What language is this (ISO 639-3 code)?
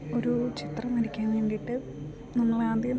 mal